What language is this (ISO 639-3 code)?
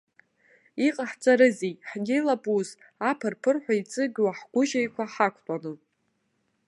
abk